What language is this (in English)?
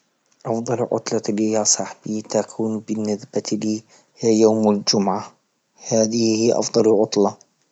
Libyan Arabic